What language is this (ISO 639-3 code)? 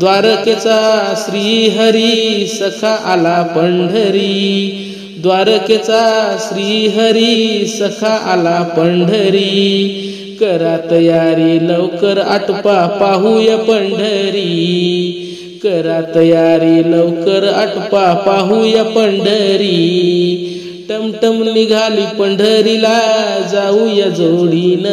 hin